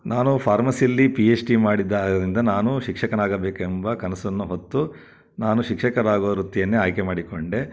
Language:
Kannada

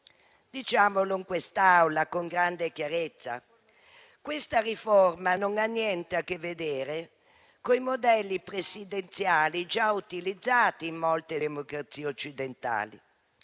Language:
Italian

